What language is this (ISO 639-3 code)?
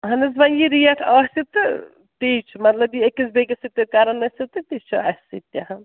kas